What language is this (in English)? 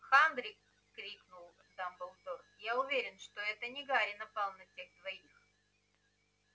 Russian